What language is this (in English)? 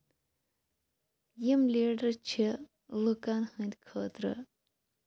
Kashmiri